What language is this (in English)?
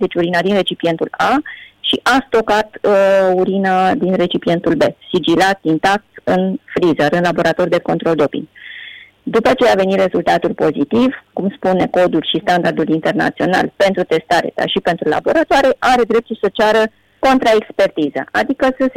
Romanian